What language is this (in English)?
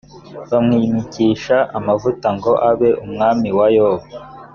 Kinyarwanda